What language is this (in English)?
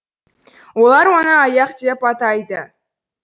Kazakh